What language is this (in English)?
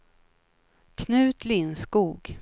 Swedish